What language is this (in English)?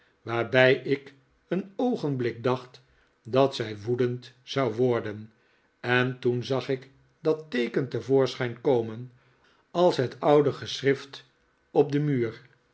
Dutch